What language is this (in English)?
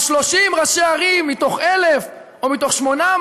Hebrew